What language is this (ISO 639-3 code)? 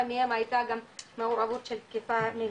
heb